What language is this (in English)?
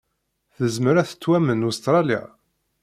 Kabyle